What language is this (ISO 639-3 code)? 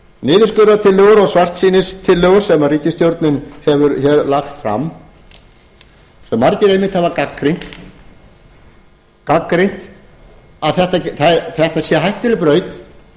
isl